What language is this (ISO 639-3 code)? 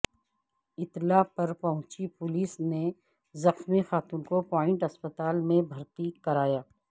urd